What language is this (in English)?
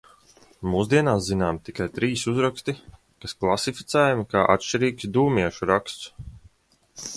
Latvian